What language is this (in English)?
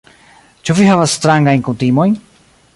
Esperanto